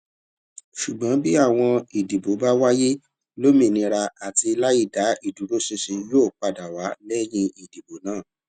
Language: Yoruba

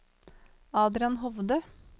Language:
Norwegian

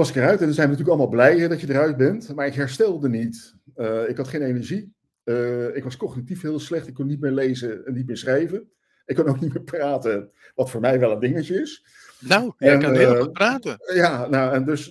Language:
Dutch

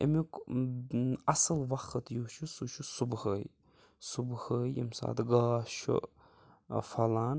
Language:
Kashmiri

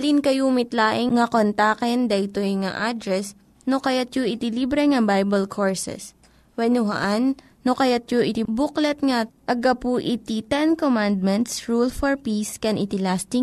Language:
Filipino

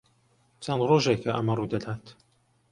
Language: Central Kurdish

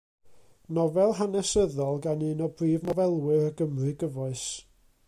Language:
Welsh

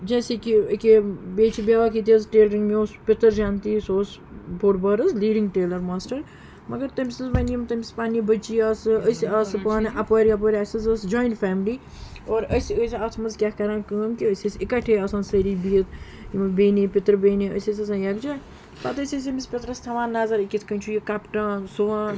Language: Kashmiri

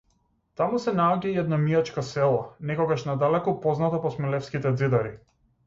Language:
Macedonian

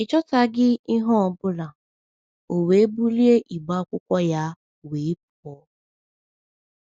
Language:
Igbo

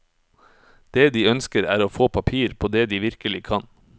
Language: Norwegian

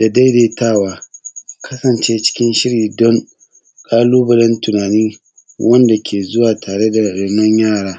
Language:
Hausa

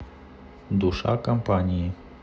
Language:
Russian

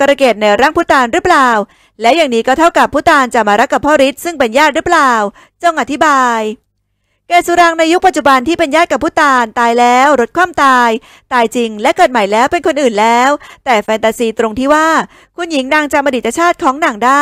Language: Thai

